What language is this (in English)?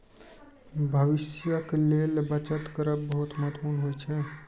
Maithili